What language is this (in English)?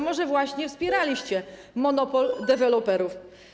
Polish